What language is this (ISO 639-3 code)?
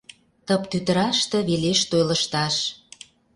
chm